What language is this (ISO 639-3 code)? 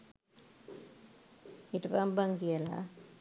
sin